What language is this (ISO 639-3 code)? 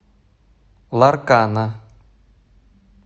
rus